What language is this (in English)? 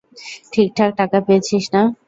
Bangla